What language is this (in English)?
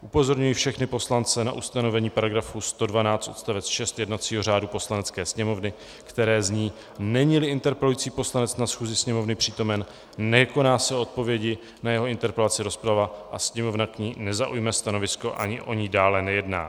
Czech